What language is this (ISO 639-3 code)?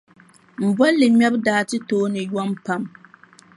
dag